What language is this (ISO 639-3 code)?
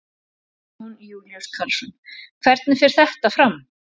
isl